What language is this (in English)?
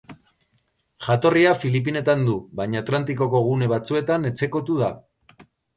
Basque